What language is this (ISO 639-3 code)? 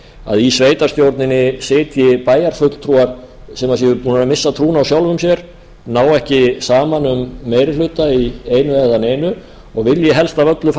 isl